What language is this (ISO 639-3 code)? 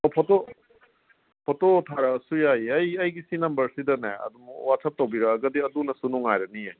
mni